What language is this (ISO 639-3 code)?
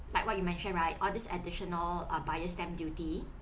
eng